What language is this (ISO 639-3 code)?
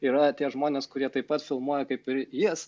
lit